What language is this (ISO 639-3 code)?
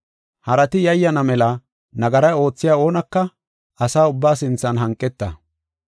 gof